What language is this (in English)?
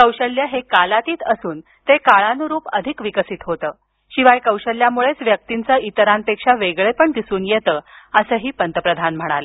Marathi